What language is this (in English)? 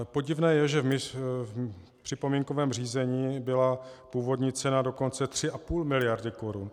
Czech